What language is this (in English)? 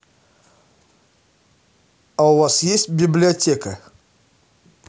Russian